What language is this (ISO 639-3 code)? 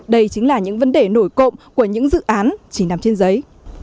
vie